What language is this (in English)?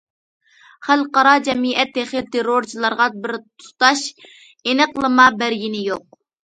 Uyghur